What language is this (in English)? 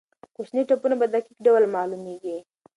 Pashto